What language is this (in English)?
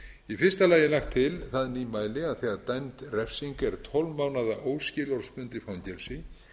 Icelandic